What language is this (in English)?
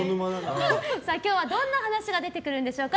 Japanese